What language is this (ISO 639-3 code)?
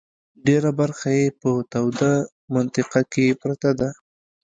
pus